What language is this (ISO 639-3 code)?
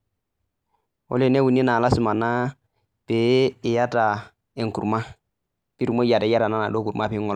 mas